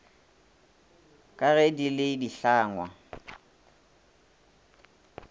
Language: Northern Sotho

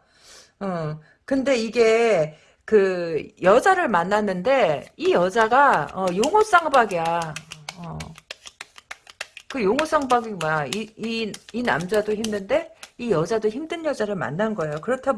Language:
Korean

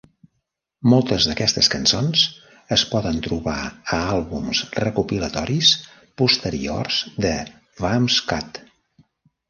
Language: Catalan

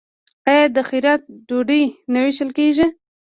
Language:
Pashto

